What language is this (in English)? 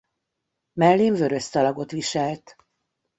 Hungarian